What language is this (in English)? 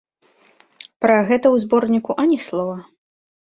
Belarusian